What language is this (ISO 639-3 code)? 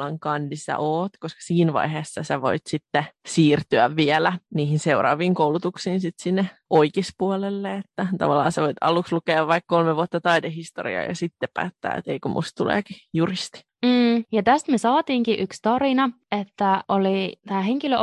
fin